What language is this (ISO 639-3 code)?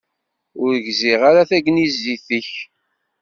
kab